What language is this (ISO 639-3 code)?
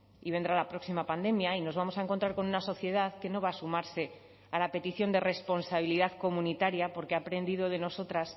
spa